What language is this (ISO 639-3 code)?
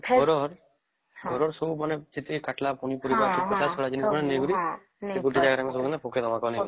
ori